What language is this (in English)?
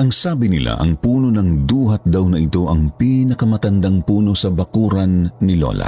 Filipino